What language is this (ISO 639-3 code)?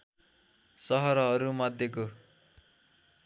nep